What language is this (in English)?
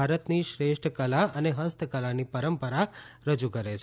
Gujarati